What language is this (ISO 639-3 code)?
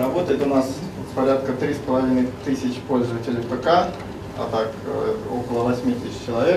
rus